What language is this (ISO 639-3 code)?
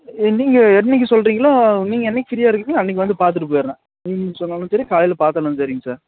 tam